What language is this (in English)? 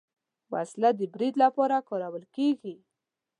Pashto